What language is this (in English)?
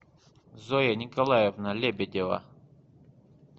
Russian